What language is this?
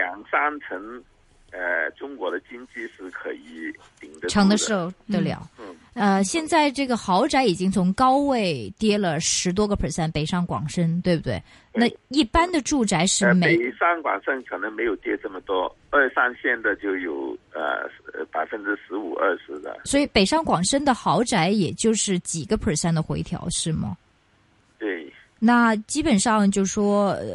Chinese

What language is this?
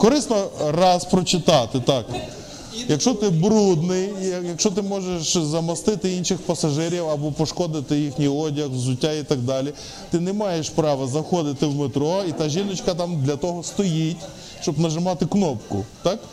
Ukrainian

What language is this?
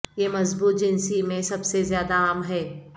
Urdu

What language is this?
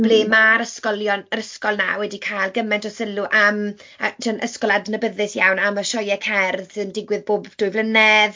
Welsh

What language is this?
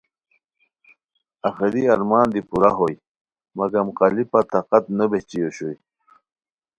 Khowar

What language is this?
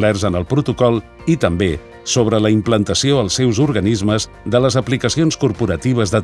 Catalan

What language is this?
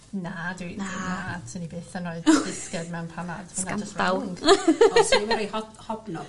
Welsh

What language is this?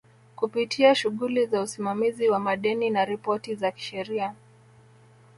Swahili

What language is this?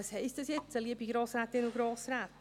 Swiss German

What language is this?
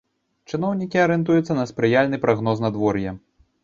Belarusian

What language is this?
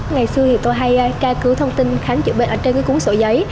Vietnamese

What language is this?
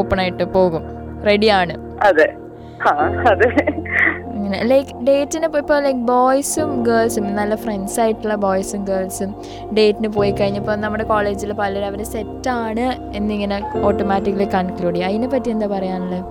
Malayalam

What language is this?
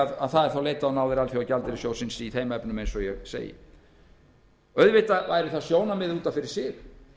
Icelandic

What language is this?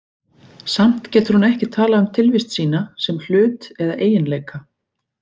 Icelandic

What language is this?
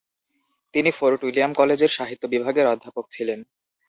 Bangla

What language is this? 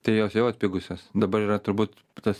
Lithuanian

